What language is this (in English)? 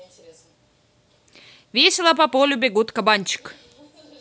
Russian